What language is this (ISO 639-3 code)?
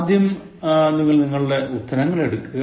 mal